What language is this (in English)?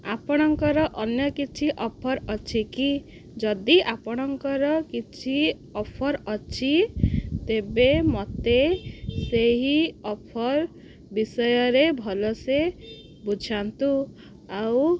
Odia